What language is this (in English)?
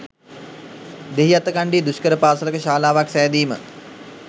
Sinhala